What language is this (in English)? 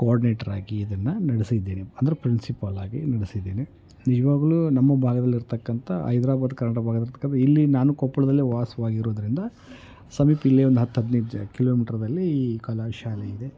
Kannada